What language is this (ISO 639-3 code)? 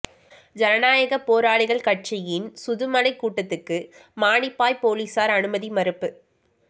tam